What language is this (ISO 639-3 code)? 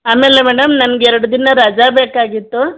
kan